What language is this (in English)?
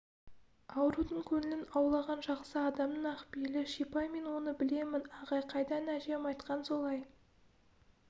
Kazakh